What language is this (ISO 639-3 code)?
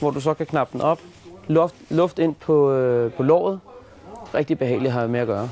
dan